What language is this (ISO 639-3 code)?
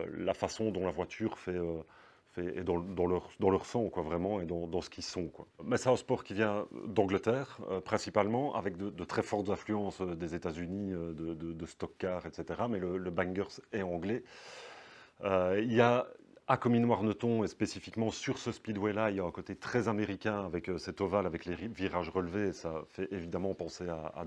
fra